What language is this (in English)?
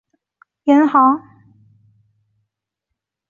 Chinese